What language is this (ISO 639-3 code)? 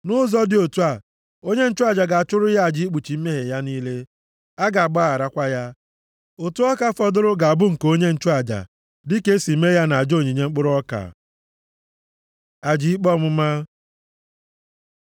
ibo